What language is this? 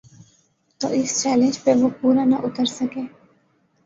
Urdu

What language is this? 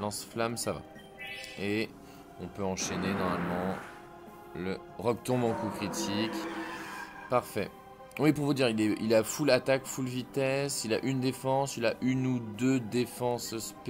French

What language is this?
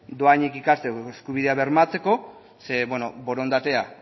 Basque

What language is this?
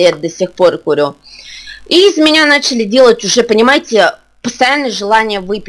Russian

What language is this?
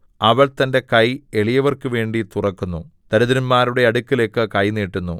Malayalam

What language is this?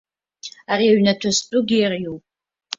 Abkhazian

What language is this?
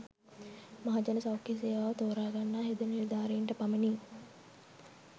Sinhala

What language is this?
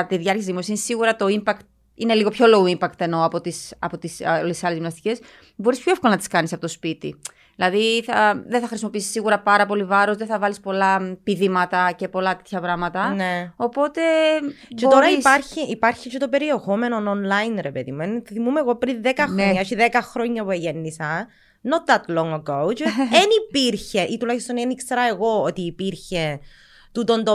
Greek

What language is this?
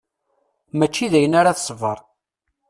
Kabyle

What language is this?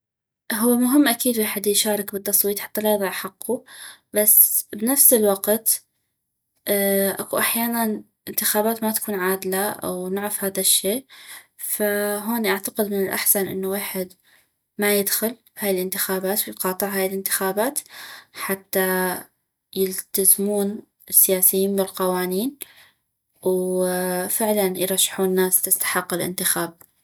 North Mesopotamian Arabic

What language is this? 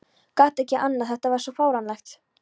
Icelandic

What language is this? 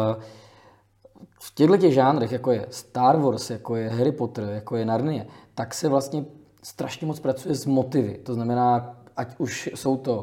Czech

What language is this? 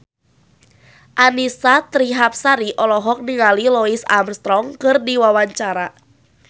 Sundanese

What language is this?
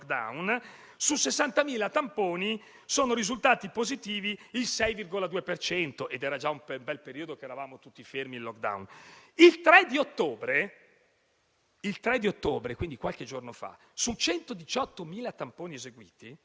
Italian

